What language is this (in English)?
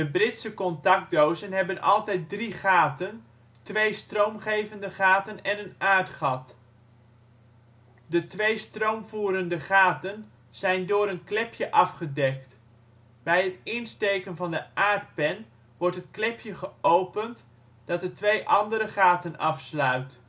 Dutch